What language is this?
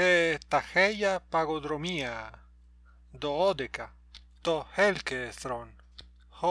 Greek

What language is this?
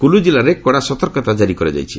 Odia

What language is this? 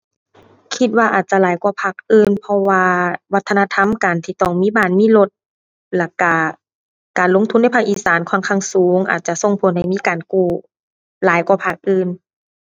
Thai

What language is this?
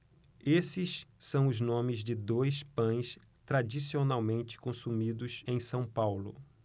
Portuguese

